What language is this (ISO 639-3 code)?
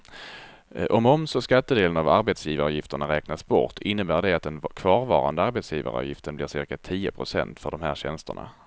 swe